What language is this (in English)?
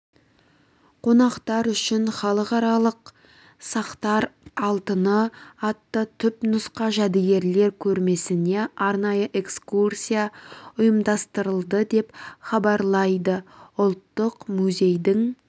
Kazakh